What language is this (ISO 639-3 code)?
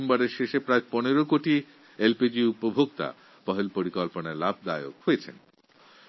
ben